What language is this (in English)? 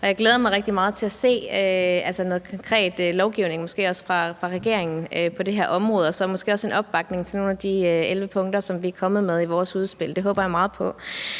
Danish